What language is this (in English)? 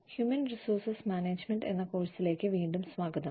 Malayalam